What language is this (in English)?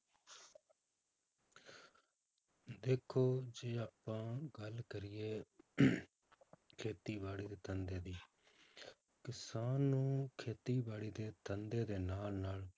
Punjabi